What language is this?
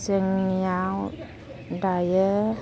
Bodo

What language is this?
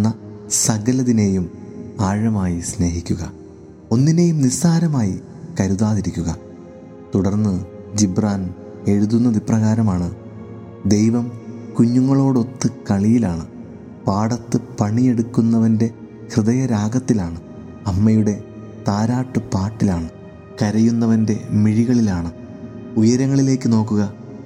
Malayalam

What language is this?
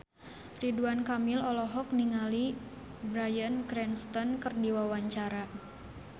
Sundanese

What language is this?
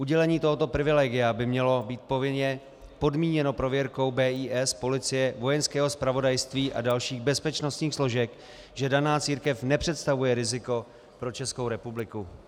Czech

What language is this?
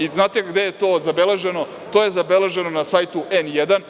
Serbian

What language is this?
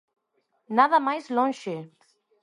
Galician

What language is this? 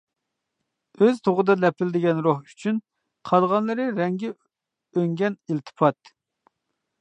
Uyghur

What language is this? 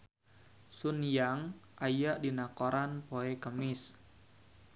Sundanese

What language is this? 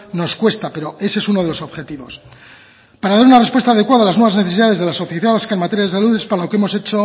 Spanish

